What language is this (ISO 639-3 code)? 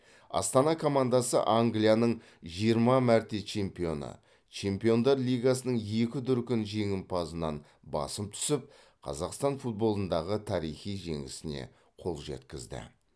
kaz